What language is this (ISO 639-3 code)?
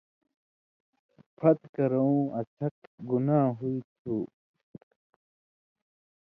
mvy